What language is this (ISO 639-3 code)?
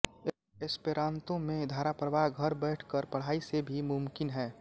hin